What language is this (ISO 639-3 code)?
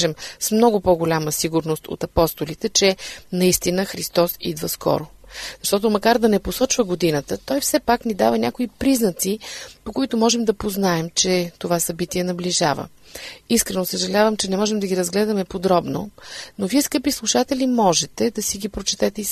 bul